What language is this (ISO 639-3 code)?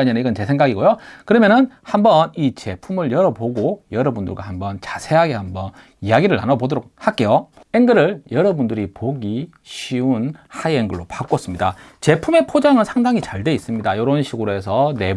kor